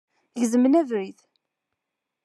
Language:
Kabyle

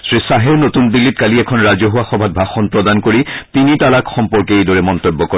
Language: Assamese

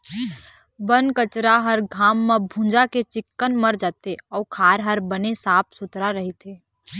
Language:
Chhattisgarhi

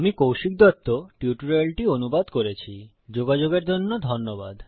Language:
Bangla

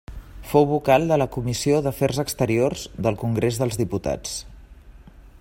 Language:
Catalan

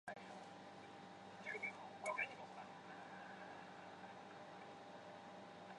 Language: Chinese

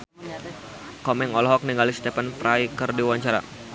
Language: Sundanese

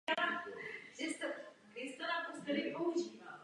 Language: Czech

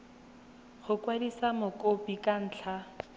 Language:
Tswana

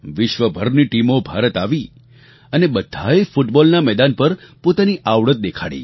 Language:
Gujarati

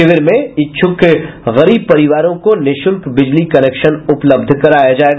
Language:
Hindi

